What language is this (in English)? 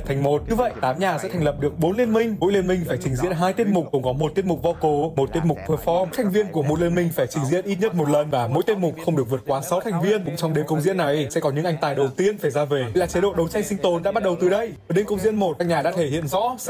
Vietnamese